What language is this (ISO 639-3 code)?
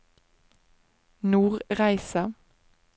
nor